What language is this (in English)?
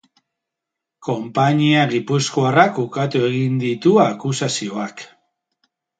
Basque